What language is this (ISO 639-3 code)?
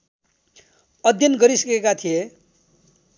nep